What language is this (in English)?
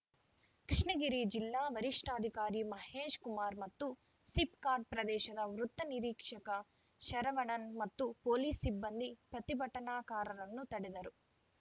Kannada